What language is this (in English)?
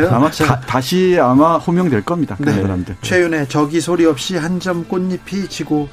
Korean